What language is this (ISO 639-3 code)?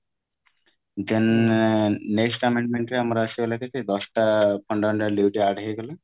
ori